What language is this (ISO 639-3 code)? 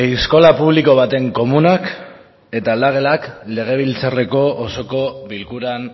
eus